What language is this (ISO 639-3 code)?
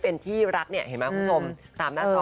tha